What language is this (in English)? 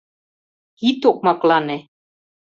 Mari